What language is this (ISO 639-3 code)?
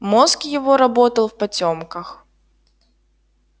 rus